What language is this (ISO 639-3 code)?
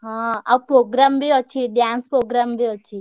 ori